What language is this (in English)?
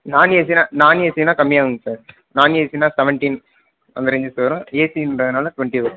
Tamil